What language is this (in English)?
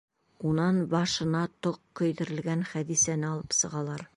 Bashkir